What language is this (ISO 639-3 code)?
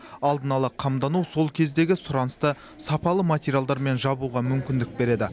kaz